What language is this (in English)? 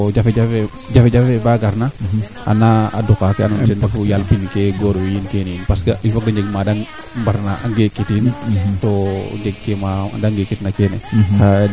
Serer